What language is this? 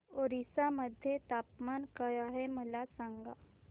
Marathi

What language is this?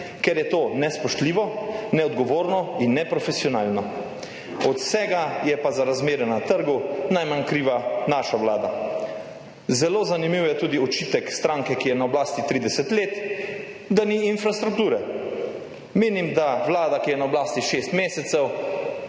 Slovenian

